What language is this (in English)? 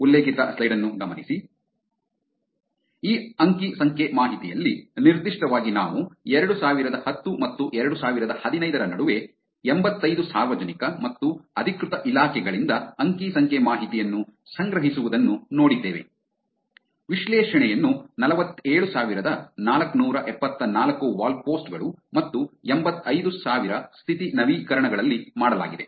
Kannada